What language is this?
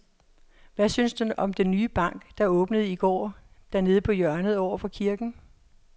Danish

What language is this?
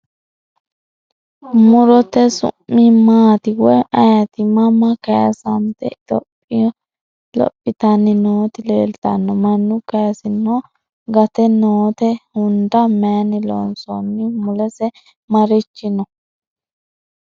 Sidamo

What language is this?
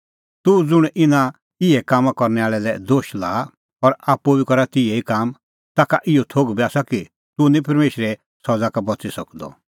Kullu Pahari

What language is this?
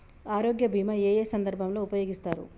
Telugu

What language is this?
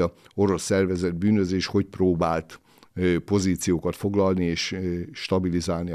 Hungarian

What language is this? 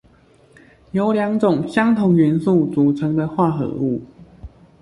Chinese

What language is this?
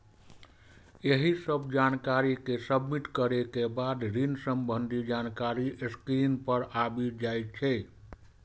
Maithili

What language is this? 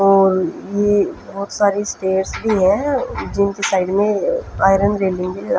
Hindi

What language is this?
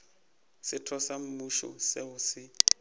Northern Sotho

